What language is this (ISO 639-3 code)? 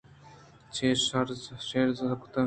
bgp